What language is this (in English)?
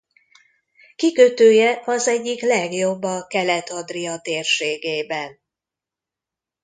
Hungarian